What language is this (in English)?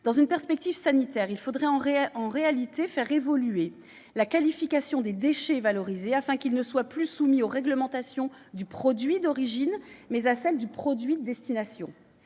French